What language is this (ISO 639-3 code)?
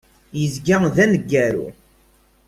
kab